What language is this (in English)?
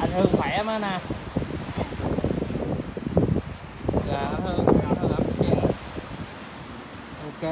Vietnamese